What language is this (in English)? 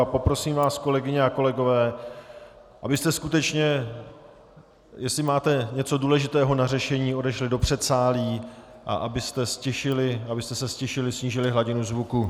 Czech